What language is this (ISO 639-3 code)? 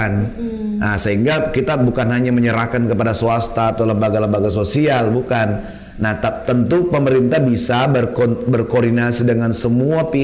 ind